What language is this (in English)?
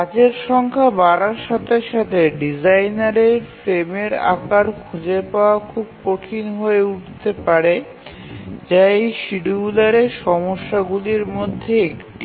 Bangla